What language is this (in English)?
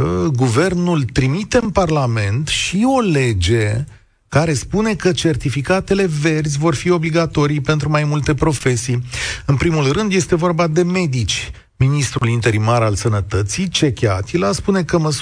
Romanian